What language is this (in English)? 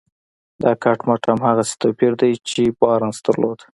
Pashto